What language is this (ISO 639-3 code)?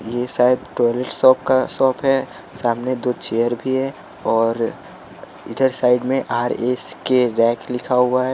hin